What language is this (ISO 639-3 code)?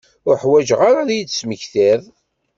kab